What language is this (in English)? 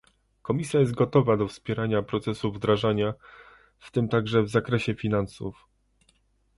Polish